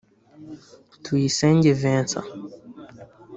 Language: Kinyarwanda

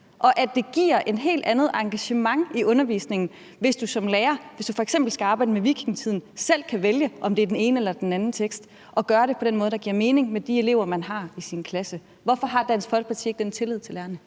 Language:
Danish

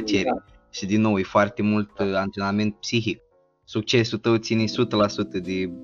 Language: Romanian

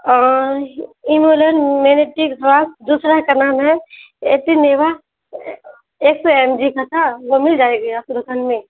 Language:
Urdu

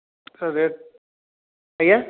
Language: Odia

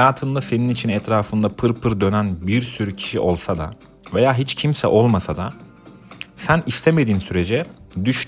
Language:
Turkish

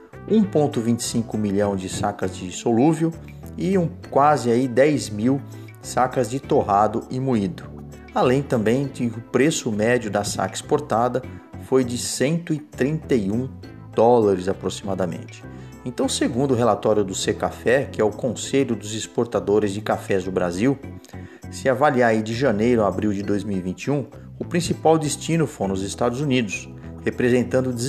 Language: Portuguese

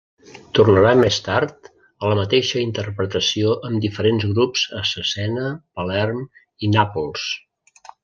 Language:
Catalan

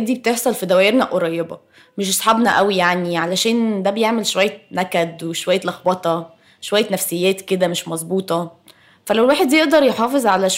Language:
Arabic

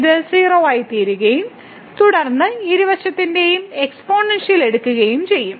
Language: Malayalam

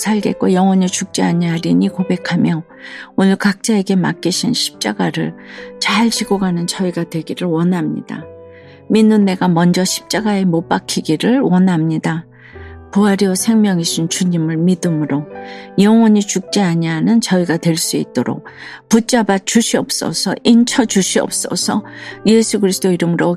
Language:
Korean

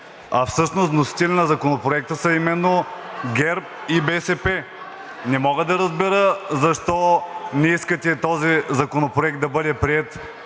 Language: Bulgarian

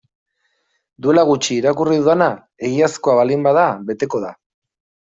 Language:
Basque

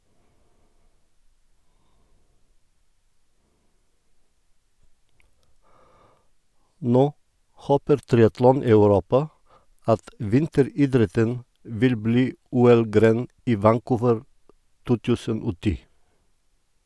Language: Norwegian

